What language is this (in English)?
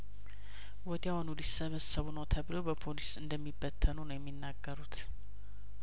Amharic